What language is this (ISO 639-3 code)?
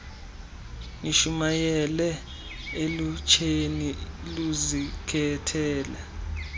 xho